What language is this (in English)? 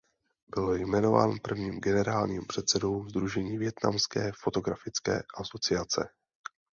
Czech